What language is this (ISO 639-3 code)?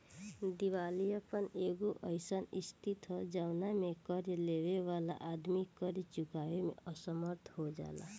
bho